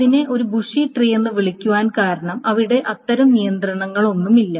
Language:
Malayalam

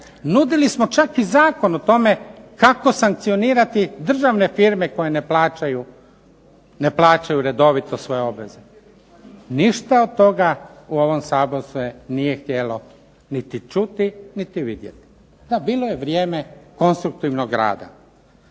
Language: Croatian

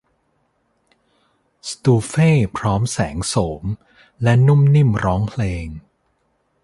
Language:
Thai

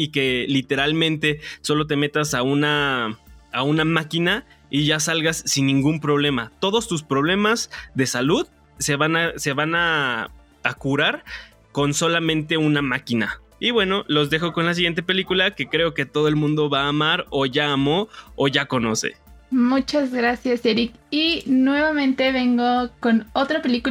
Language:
Spanish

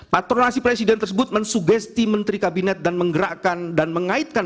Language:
Indonesian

